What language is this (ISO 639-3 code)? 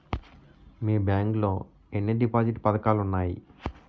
tel